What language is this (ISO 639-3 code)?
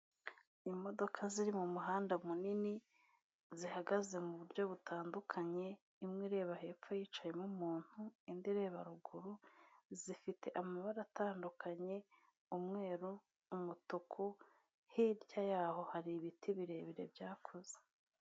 kin